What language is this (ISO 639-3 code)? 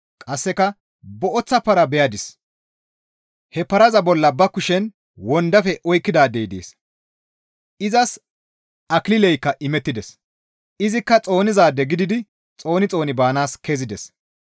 gmv